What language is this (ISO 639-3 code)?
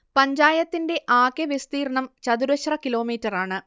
mal